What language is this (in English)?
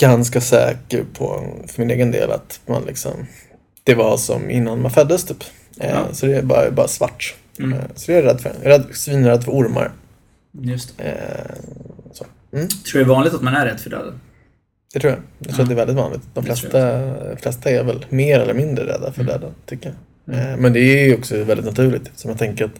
Swedish